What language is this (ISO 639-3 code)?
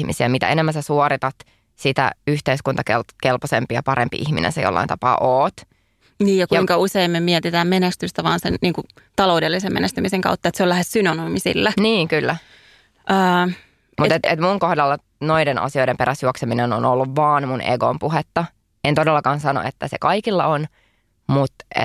fin